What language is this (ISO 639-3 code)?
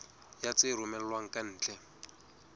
sot